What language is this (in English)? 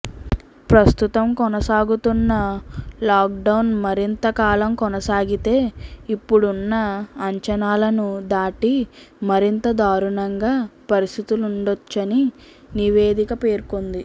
Telugu